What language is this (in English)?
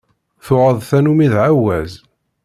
Kabyle